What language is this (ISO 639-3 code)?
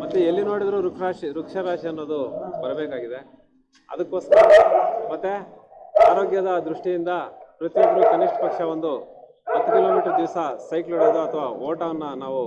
tur